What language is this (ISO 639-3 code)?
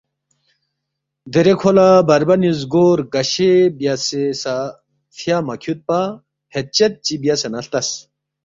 bft